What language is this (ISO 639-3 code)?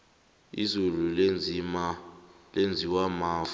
nbl